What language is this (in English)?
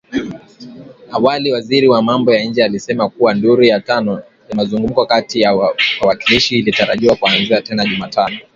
Swahili